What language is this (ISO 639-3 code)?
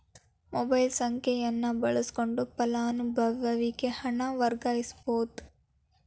kan